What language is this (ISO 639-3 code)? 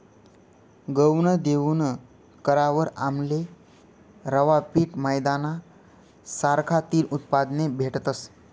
mar